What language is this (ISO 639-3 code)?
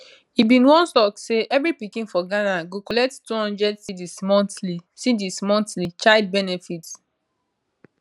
pcm